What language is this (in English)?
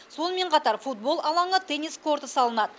Kazakh